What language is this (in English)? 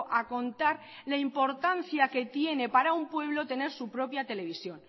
Spanish